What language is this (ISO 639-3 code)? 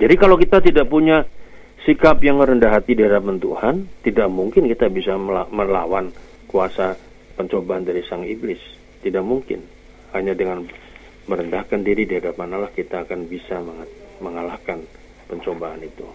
ind